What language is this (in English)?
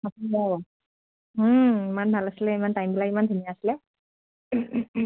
Assamese